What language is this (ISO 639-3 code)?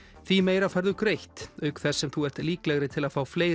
isl